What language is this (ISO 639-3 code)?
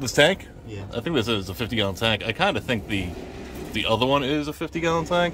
eng